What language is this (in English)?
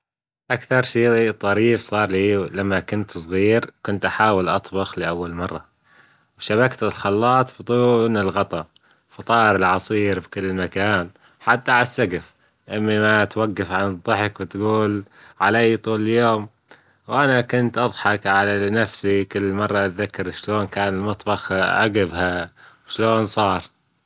Gulf Arabic